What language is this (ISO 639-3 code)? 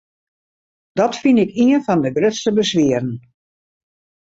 fry